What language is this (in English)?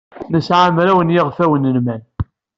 Kabyle